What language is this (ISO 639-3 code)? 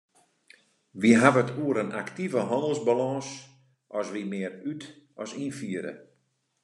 fry